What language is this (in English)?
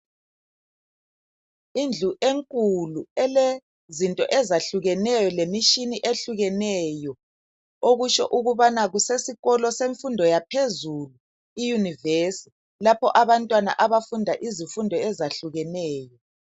North Ndebele